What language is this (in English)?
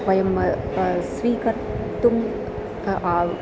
Sanskrit